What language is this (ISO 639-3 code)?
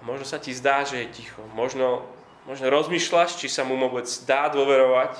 slk